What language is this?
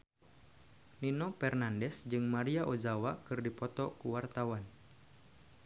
Sundanese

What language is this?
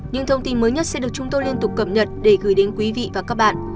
Vietnamese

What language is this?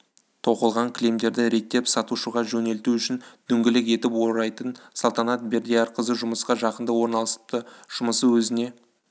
Kazakh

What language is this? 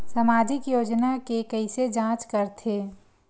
Chhattisgarhi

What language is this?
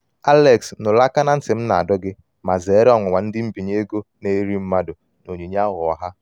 Igbo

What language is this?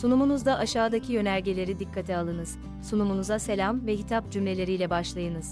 Turkish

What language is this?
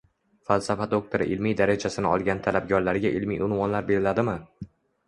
Uzbek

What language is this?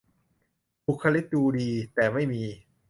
Thai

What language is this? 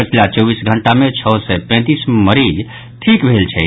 Maithili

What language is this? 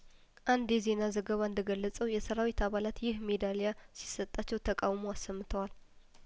Amharic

